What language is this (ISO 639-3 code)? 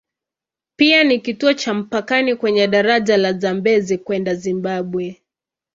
swa